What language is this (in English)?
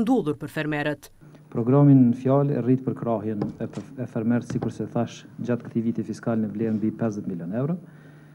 Romanian